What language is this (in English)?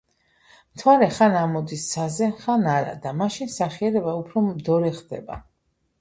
Georgian